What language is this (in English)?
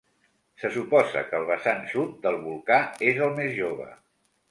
Catalan